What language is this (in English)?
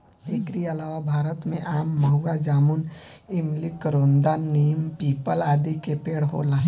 Bhojpuri